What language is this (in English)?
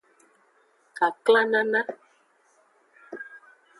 Aja (Benin)